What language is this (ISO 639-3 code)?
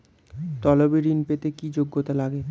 ben